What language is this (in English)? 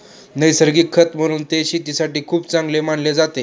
Marathi